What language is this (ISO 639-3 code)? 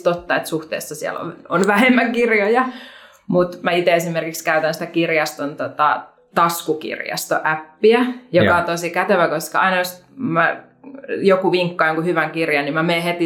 fin